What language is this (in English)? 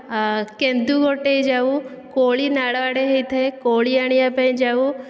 Odia